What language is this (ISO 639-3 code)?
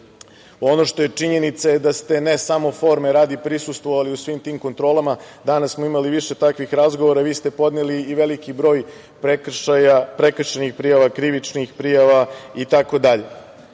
srp